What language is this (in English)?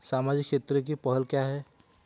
Hindi